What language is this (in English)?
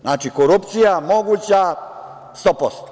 Serbian